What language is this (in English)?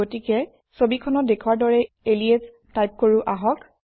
Assamese